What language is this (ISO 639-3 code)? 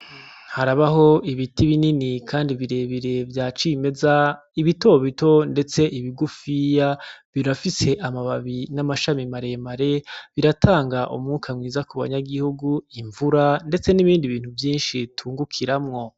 run